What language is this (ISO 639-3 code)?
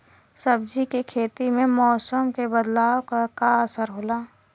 bho